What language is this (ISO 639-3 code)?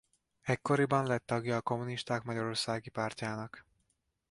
hun